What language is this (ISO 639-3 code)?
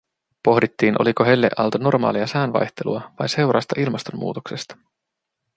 fin